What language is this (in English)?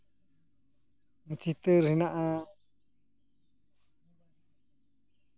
Santali